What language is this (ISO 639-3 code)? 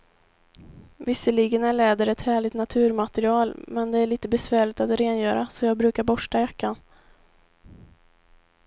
swe